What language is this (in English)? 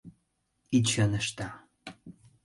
Mari